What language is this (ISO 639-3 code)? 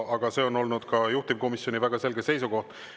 est